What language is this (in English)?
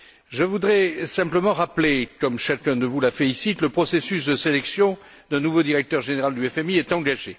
French